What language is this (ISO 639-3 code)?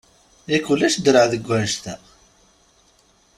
kab